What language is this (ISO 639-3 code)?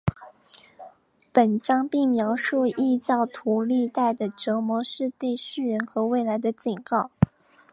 zho